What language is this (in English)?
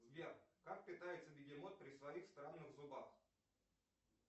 Russian